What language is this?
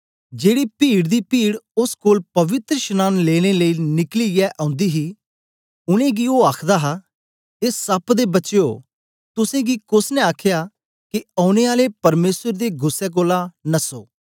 Dogri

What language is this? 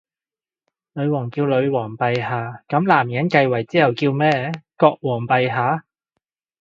Cantonese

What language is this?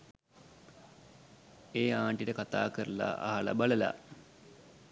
Sinhala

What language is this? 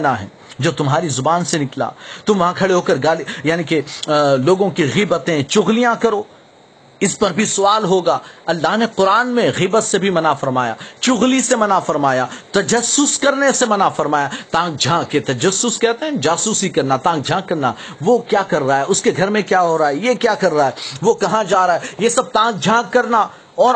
Urdu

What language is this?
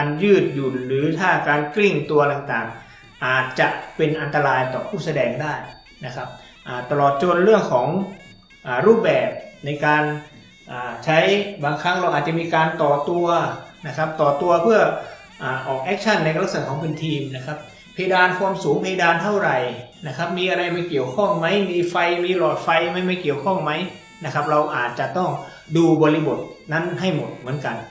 Thai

